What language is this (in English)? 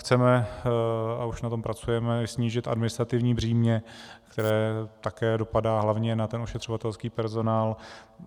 Czech